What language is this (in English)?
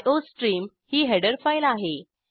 Marathi